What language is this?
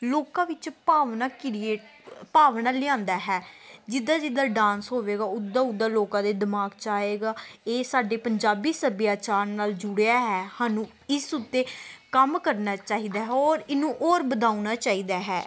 Punjabi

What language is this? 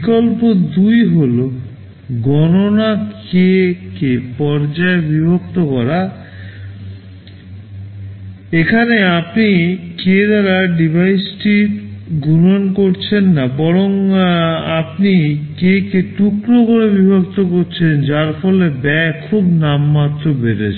Bangla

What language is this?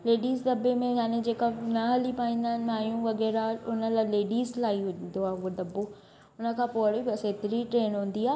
Sindhi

